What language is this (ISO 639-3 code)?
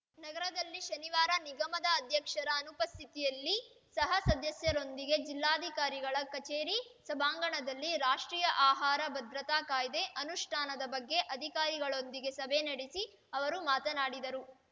kan